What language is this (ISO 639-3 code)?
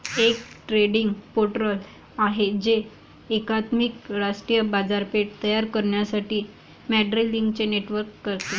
mar